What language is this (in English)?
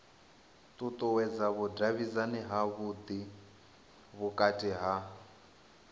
Venda